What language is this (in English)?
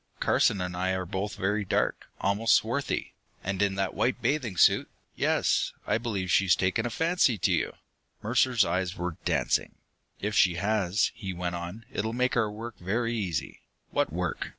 English